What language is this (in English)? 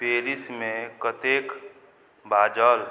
Maithili